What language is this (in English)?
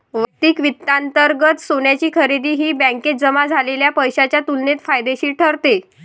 Marathi